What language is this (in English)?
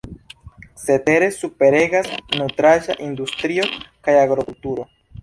Esperanto